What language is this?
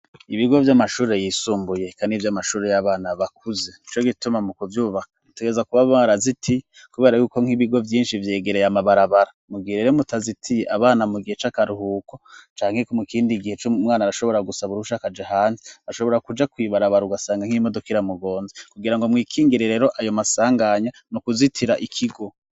Rundi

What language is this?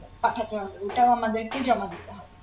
Bangla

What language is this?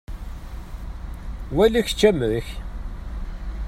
Kabyle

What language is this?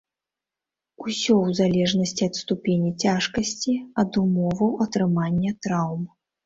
Belarusian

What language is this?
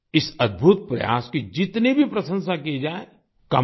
Hindi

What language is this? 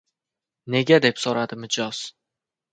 Uzbek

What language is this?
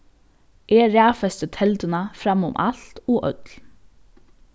Faroese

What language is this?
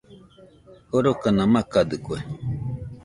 Nüpode Huitoto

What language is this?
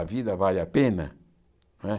Portuguese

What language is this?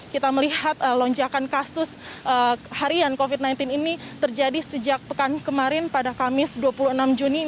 Indonesian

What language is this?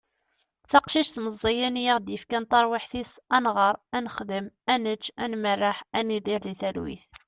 Kabyle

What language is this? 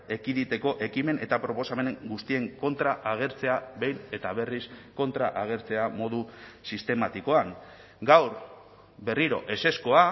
Basque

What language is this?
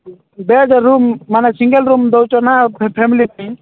Odia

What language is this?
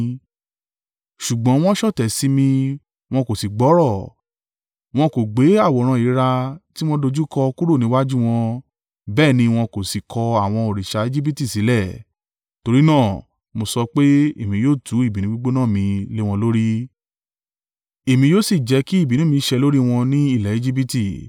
Yoruba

